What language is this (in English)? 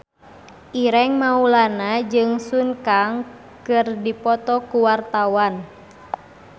Sundanese